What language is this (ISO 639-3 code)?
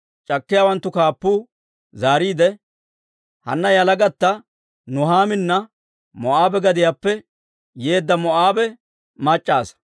dwr